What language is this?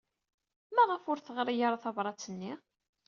Kabyle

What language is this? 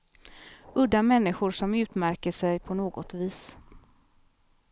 Swedish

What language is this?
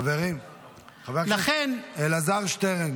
Hebrew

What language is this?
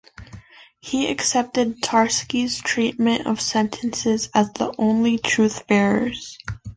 English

